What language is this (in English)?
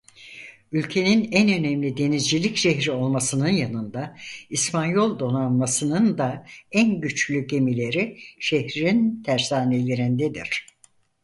Turkish